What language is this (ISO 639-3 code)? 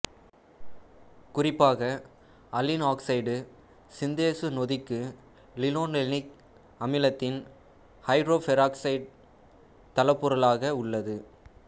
tam